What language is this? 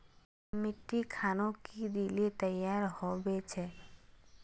Magahi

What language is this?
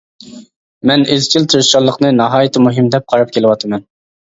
Uyghur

